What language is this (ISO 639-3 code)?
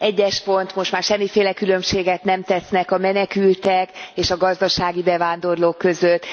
hun